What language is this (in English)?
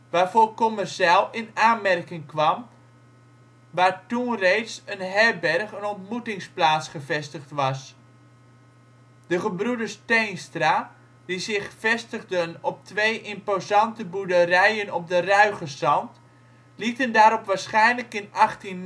Dutch